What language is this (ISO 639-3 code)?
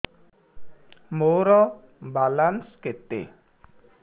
ori